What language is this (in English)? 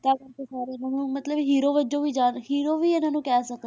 Punjabi